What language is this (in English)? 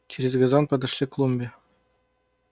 Russian